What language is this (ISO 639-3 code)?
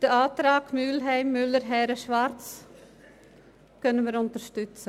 gsw